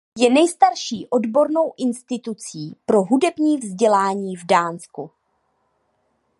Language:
Czech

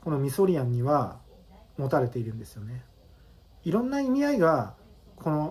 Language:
Japanese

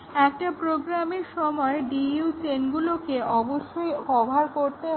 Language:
Bangla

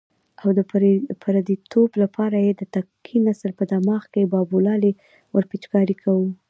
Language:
Pashto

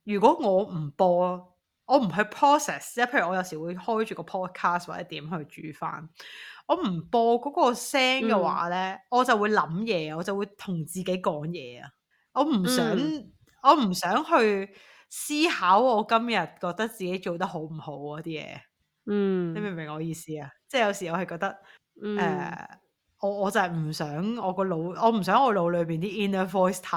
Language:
Chinese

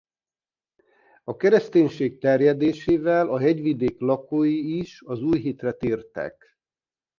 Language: Hungarian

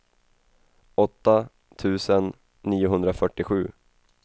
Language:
Swedish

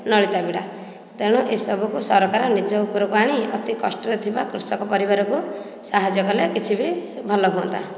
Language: Odia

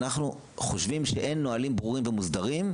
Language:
Hebrew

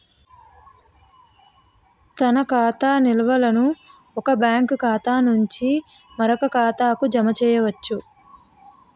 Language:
Telugu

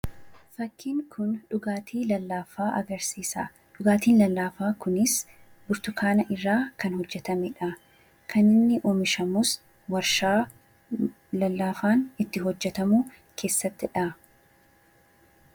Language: Oromo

